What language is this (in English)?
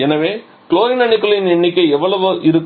Tamil